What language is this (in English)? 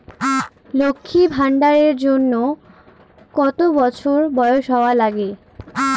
Bangla